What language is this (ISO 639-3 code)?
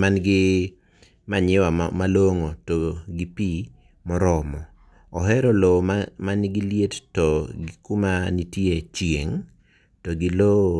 luo